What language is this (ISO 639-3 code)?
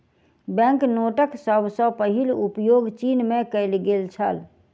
mai